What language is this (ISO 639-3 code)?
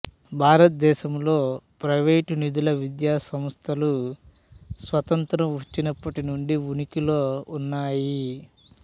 tel